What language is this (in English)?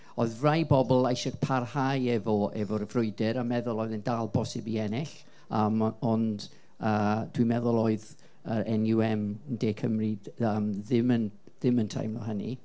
Welsh